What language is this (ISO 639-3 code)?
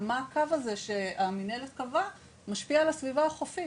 heb